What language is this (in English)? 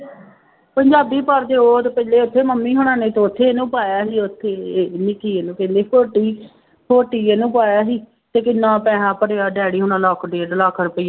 Punjabi